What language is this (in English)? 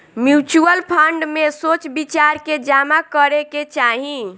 Bhojpuri